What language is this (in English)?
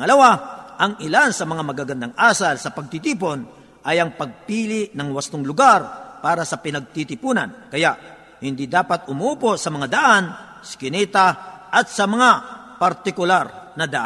Filipino